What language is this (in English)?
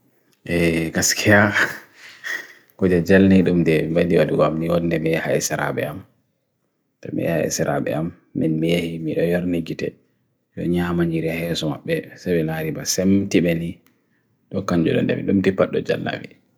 Bagirmi Fulfulde